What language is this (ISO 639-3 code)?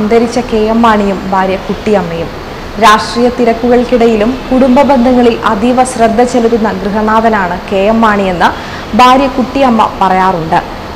mal